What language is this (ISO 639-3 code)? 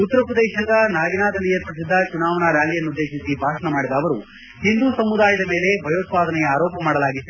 kan